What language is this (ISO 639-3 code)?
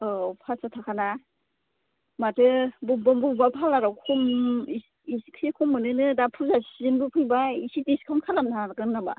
brx